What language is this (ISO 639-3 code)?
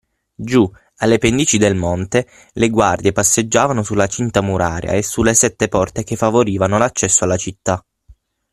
ita